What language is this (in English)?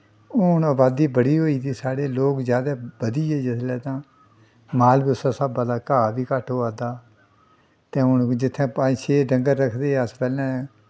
Dogri